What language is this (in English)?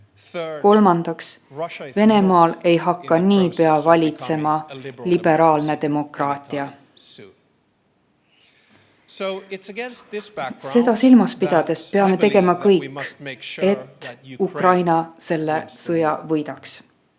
Estonian